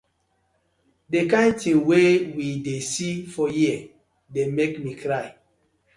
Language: Nigerian Pidgin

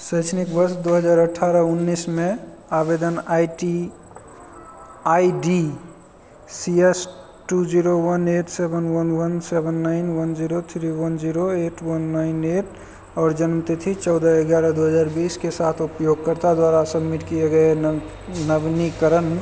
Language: Hindi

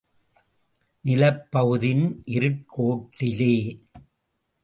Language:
Tamil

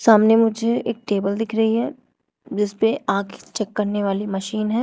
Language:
Hindi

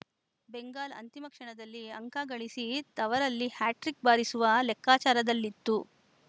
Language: Kannada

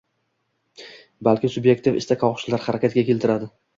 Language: Uzbek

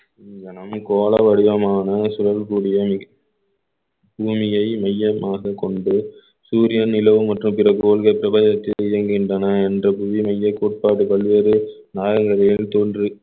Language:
Tamil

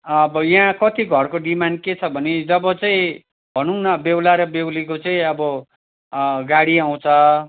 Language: Nepali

